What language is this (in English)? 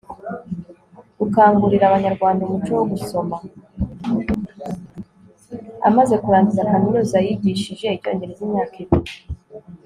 Kinyarwanda